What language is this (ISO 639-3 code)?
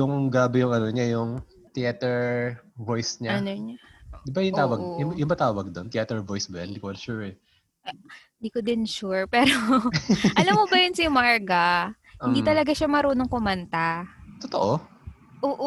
fil